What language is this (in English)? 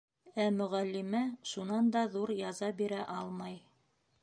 Bashkir